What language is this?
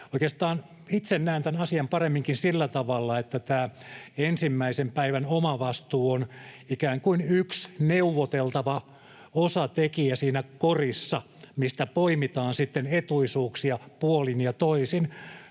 Finnish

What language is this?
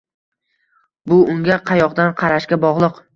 Uzbek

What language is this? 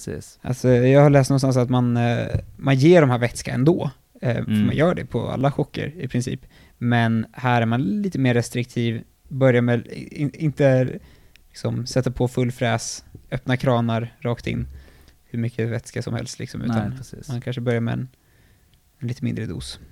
Swedish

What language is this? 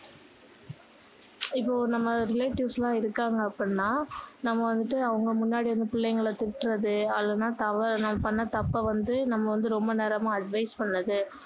Tamil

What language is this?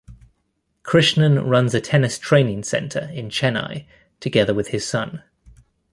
English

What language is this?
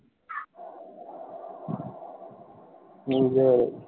Bangla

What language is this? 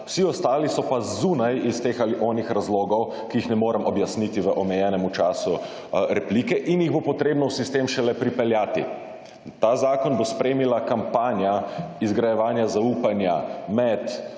Slovenian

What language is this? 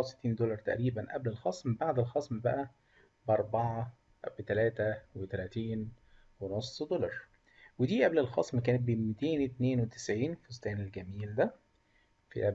Arabic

